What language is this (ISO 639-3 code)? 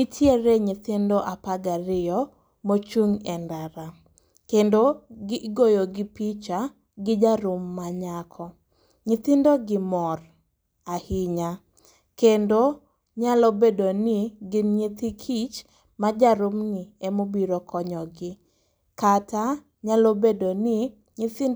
luo